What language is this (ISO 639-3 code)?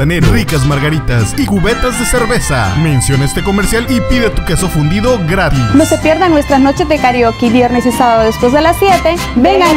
spa